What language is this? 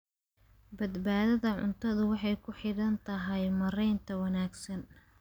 Somali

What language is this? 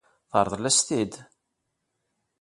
Kabyle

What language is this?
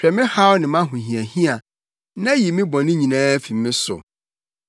Akan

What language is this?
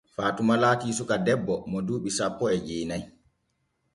Borgu Fulfulde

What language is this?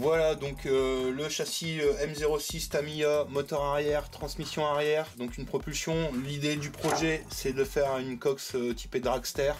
French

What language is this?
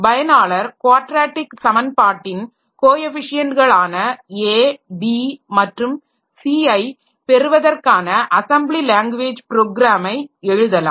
Tamil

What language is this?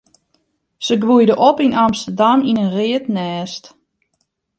Western Frisian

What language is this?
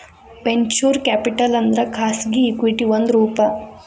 Kannada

